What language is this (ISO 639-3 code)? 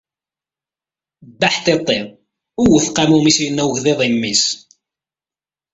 kab